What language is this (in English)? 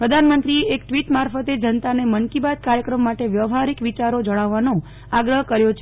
Gujarati